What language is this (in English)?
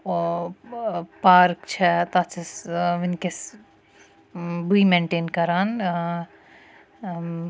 Kashmiri